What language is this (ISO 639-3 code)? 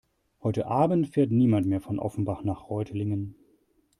deu